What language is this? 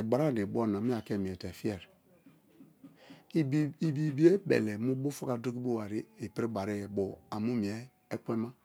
Kalabari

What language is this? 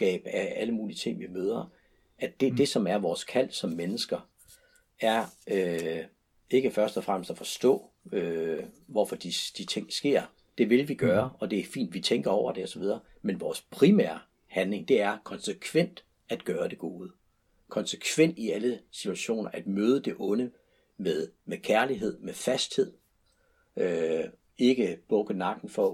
Danish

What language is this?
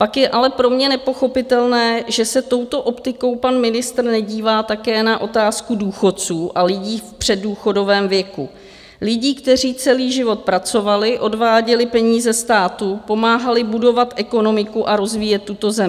Czech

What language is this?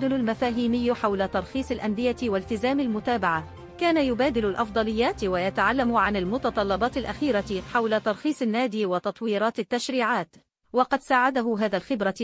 Arabic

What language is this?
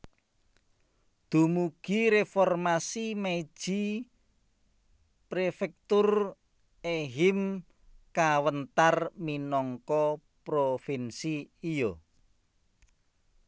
Javanese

